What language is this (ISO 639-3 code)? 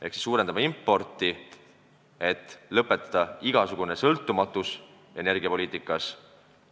est